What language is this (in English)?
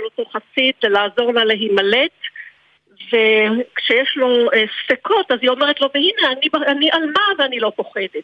Hebrew